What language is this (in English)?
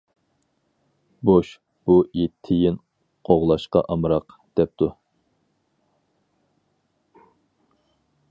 Uyghur